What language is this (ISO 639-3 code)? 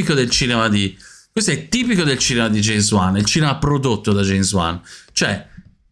ita